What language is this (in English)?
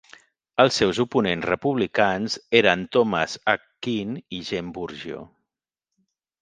Catalan